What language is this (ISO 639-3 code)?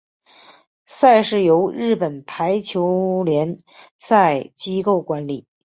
zho